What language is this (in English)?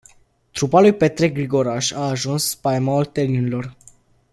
Romanian